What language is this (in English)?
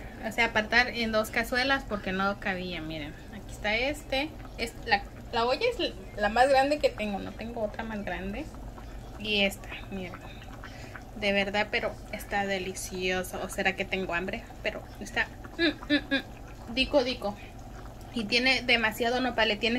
Spanish